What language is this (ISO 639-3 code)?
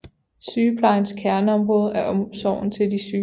dan